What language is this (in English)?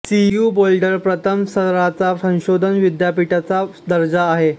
Marathi